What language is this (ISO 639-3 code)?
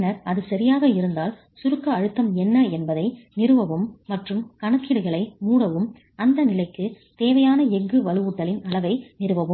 tam